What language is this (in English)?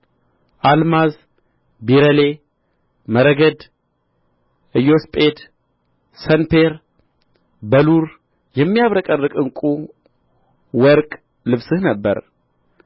Amharic